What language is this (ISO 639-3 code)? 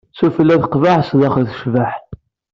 kab